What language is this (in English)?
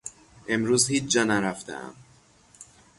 Persian